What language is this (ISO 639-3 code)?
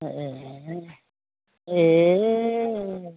brx